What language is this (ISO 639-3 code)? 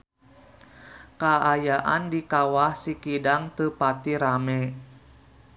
sun